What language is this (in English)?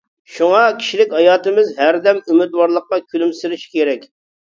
Uyghur